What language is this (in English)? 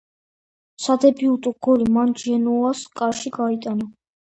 Georgian